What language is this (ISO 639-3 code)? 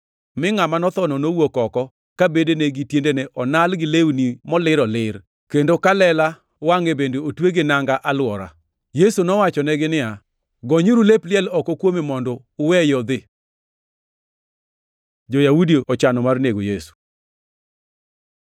luo